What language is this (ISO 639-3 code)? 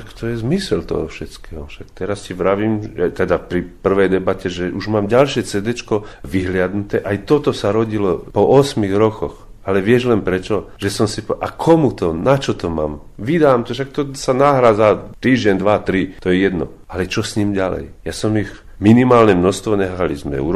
slk